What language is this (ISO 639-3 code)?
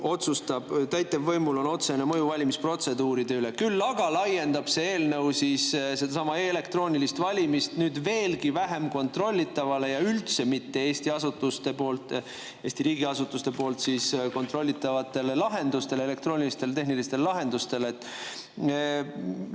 est